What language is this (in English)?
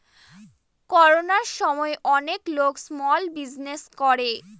Bangla